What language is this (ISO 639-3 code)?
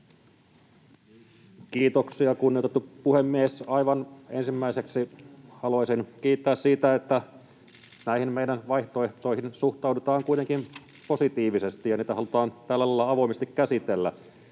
fin